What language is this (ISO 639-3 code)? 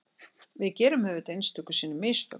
isl